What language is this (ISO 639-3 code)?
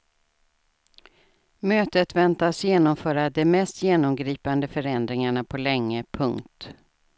swe